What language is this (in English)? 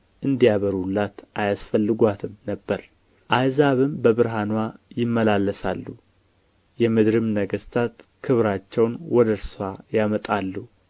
Amharic